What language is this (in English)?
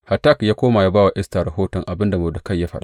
Hausa